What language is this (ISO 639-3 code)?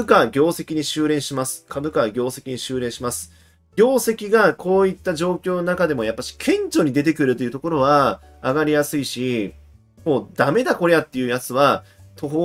jpn